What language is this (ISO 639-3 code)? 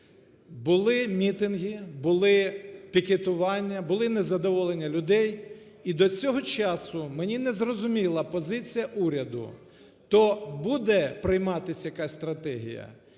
ukr